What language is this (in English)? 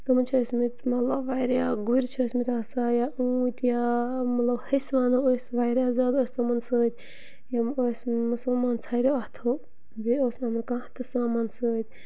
Kashmiri